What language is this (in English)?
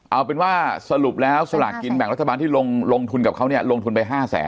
Thai